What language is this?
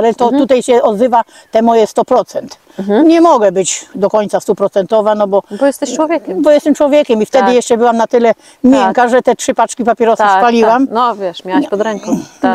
Polish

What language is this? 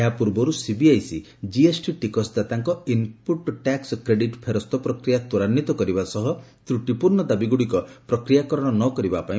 Odia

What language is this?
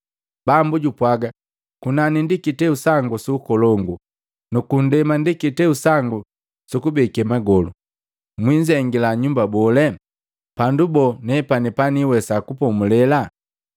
Matengo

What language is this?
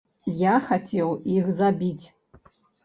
Belarusian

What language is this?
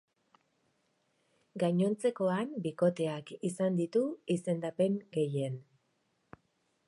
Basque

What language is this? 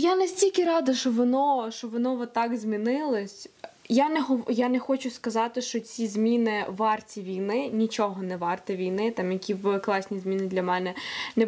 Ukrainian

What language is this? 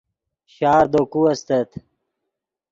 Yidgha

